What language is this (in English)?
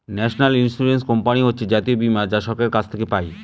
Bangla